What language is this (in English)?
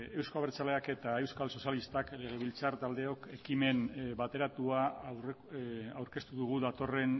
Basque